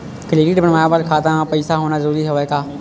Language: Chhattisgarhi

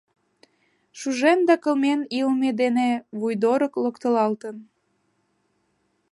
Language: Mari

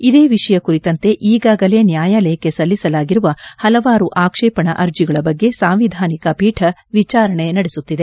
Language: Kannada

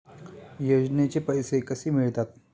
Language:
Marathi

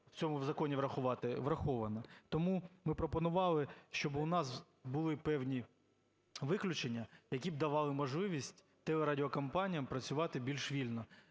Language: Ukrainian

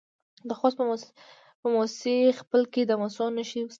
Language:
Pashto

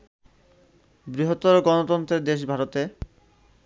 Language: Bangla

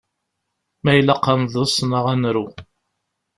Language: Kabyle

